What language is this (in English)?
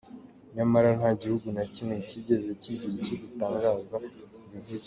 Kinyarwanda